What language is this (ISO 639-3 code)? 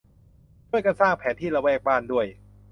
tha